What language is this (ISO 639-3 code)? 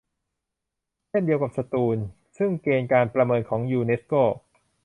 tha